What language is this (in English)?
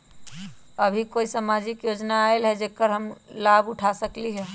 Magahi